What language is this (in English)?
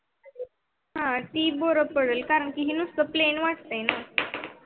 Marathi